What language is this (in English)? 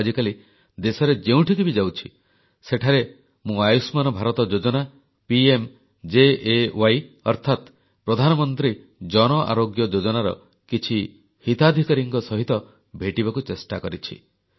Odia